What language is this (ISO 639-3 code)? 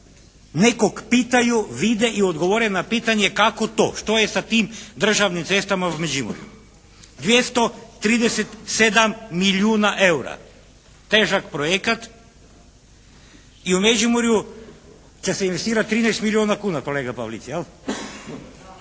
hrv